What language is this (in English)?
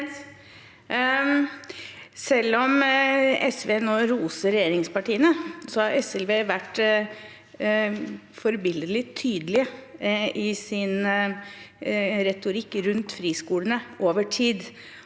Norwegian